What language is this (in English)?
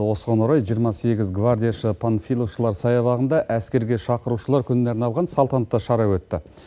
Kazakh